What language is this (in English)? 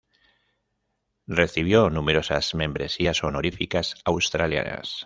Spanish